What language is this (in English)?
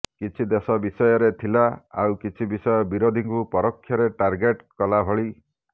Odia